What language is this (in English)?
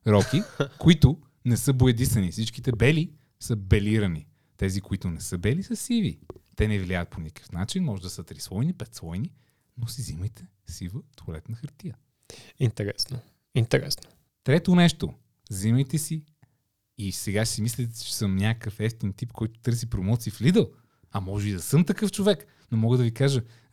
Bulgarian